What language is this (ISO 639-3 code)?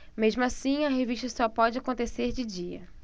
por